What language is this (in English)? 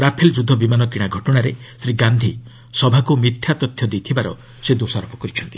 Odia